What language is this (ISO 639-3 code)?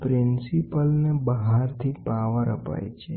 guj